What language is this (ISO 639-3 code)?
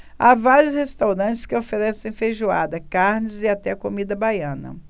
por